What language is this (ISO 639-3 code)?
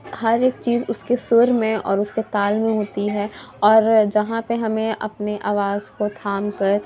urd